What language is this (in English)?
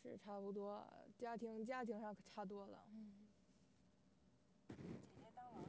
Chinese